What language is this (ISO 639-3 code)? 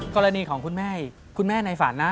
tha